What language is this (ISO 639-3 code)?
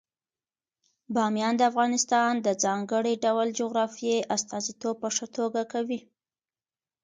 pus